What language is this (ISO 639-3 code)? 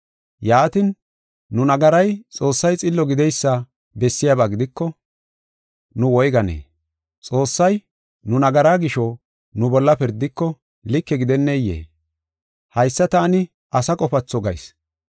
gof